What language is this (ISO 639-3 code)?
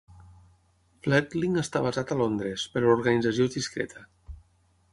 cat